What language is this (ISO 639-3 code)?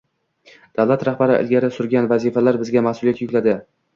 uzb